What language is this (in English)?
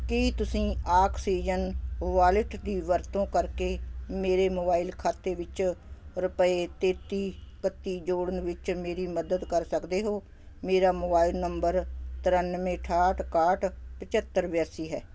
Punjabi